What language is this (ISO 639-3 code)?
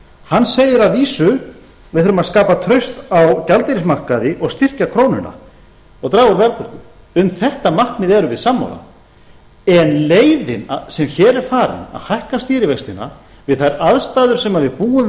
isl